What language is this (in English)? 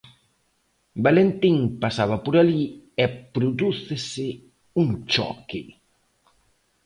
Galician